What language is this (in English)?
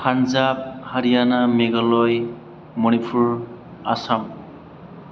Bodo